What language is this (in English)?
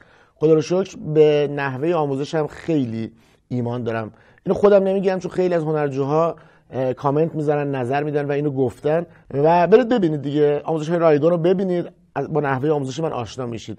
Persian